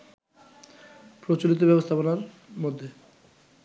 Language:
Bangla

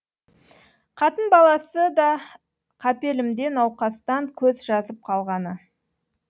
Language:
Kazakh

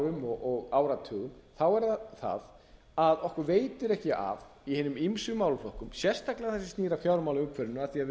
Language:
Icelandic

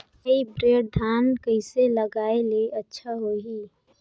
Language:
Chhattisgarhi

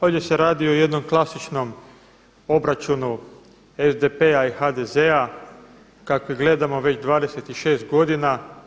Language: Croatian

